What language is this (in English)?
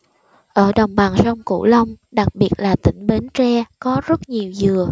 Vietnamese